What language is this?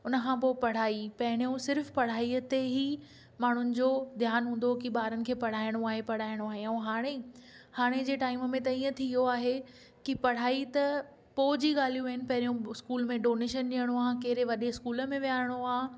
Sindhi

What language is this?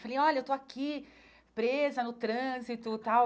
Portuguese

